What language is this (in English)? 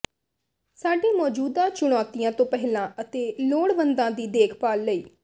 Punjabi